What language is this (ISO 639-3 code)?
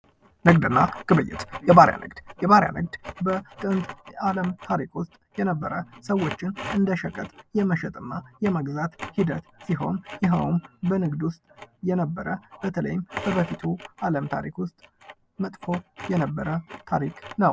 amh